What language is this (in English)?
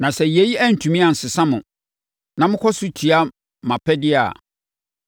Akan